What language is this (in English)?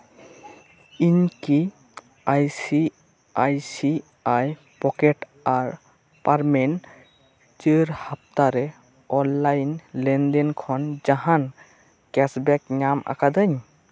Santali